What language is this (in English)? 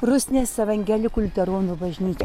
Lithuanian